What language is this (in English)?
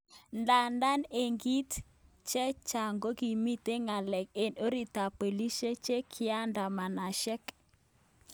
Kalenjin